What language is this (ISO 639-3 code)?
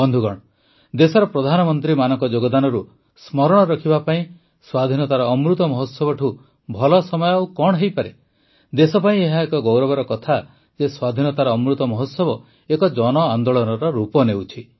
ori